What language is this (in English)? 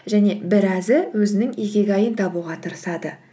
Kazakh